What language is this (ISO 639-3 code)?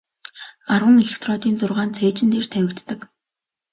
mon